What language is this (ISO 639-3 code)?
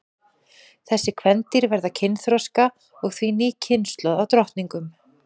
isl